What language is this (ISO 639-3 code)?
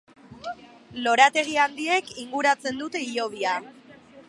eus